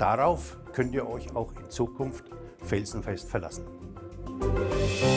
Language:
German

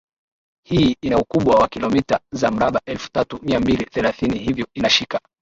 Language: Swahili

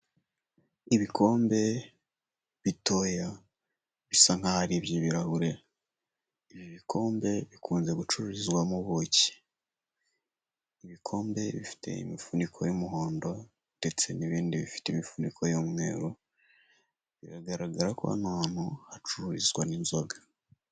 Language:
Kinyarwanda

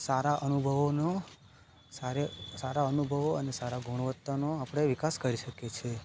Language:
Gujarati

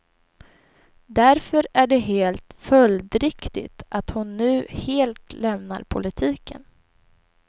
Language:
Swedish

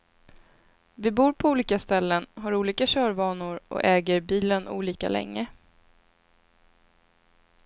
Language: Swedish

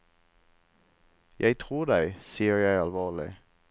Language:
Norwegian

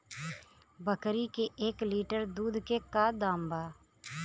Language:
Bhojpuri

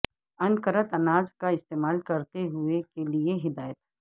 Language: Urdu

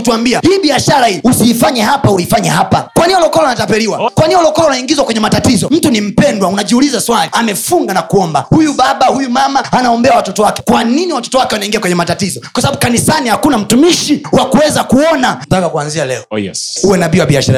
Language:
Swahili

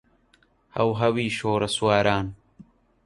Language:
Central Kurdish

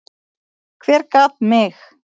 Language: Icelandic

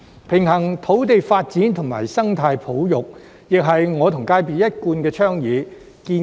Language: Cantonese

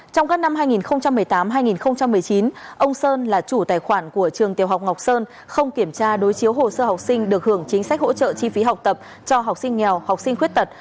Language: Vietnamese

